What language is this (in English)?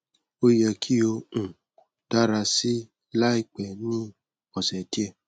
Yoruba